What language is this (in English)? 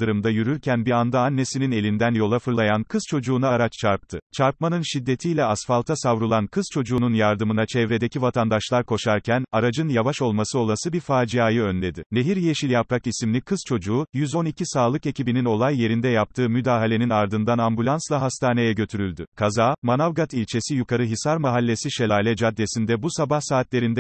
Turkish